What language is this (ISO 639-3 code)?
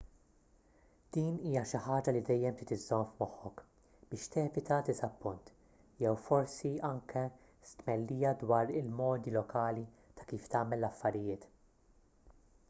mlt